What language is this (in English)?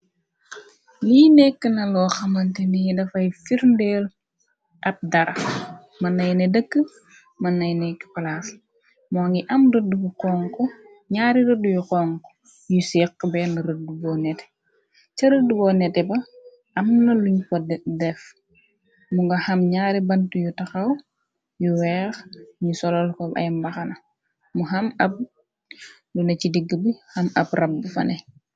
Wolof